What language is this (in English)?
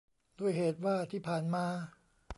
Thai